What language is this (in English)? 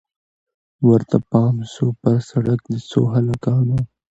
Pashto